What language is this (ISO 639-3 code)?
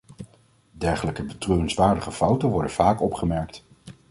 nld